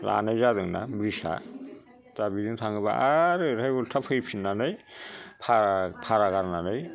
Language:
Bodo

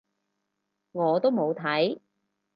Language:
Cantonese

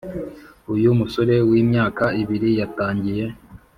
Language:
Kinyarwanda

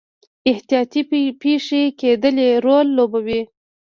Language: Pashto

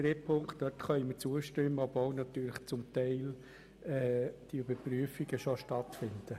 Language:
Swiss German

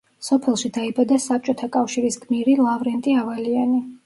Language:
Georgian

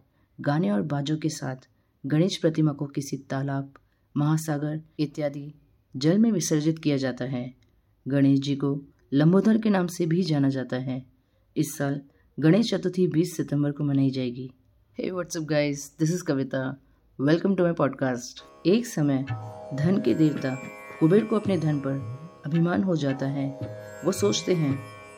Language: Hindi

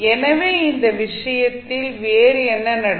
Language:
Tamil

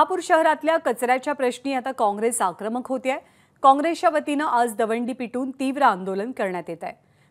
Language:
Arabic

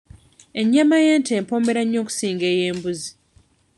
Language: Ganda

